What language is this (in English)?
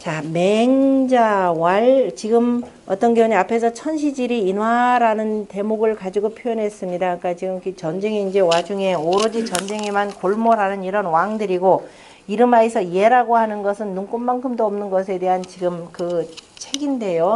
Korean